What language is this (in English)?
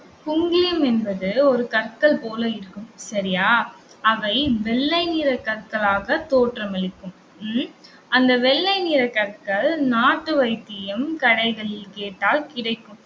Tamil